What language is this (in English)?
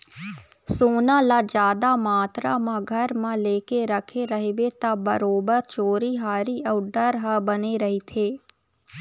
Chhattisgarhi